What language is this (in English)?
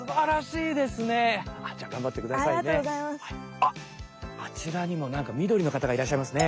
Japanese